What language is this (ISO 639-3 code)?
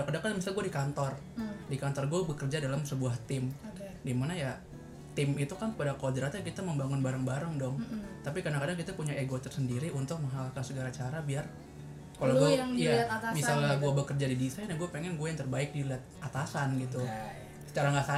ind